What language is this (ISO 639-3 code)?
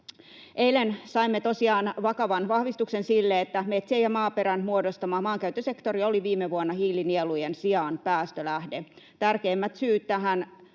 fin